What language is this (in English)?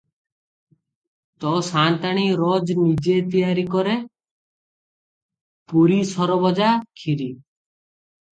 Odia